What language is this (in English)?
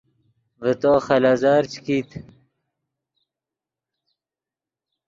Yidgha